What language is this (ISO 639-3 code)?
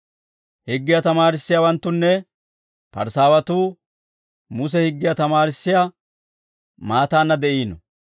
dwr